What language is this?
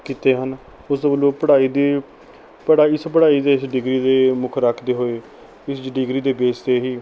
Punjabi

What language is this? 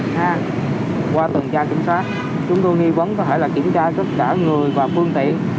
Vietnamese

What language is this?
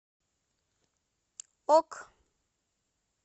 Russian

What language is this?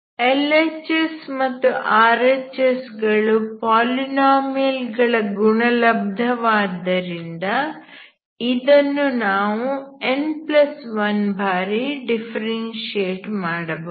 Kannada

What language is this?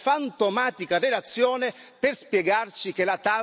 Italian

